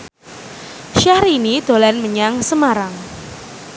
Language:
Javanese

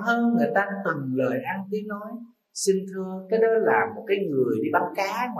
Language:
Vietnamese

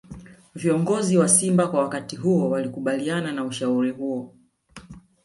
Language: Swahili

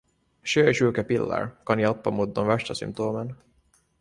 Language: Swedish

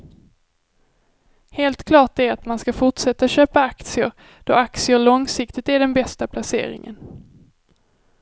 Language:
Swedish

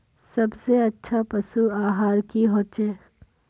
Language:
Magahi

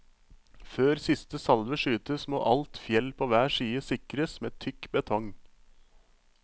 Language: Norwegian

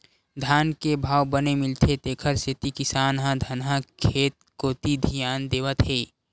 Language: Chhattisgarhi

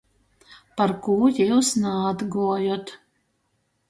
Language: Latgalian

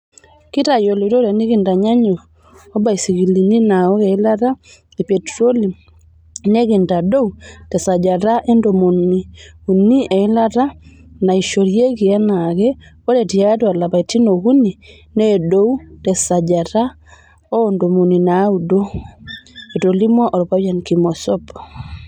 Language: Masai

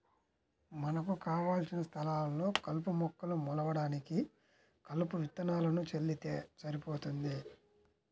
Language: Telugu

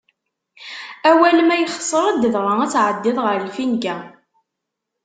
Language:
Kabyle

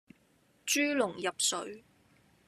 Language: Cantonese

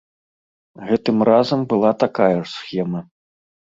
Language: Belarusian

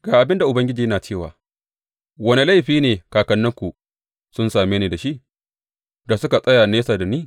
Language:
Hausa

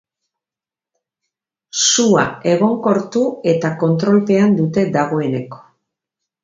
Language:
Basque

